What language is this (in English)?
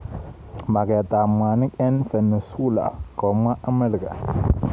Kalenjin